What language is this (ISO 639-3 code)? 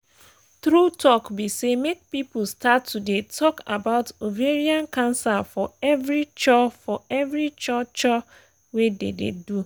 pcm